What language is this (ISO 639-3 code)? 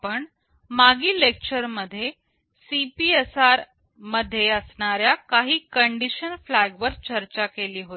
mar